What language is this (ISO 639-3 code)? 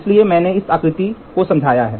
hin